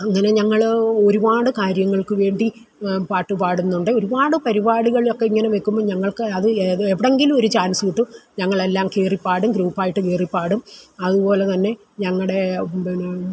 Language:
Malayalam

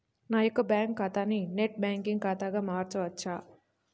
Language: Telugu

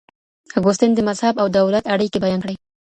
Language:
Pashto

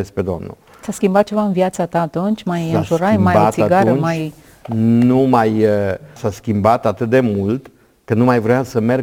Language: Romanian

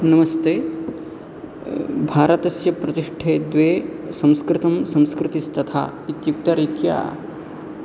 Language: Sanskrit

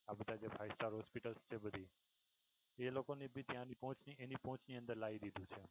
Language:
Gujarati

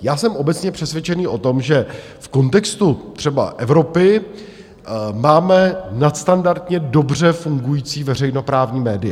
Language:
Czech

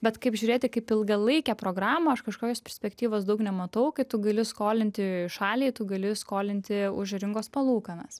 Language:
Lithuanian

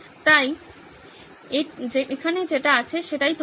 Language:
Bangla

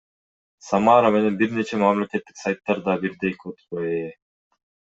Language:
Kyrgyz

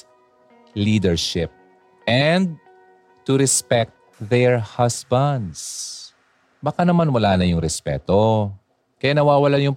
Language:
Filipino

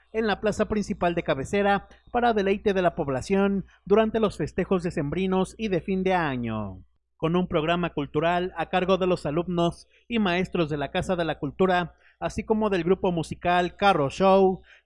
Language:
Spanish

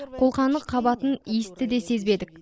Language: Kazakh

